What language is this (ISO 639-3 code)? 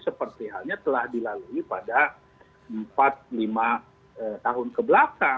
ind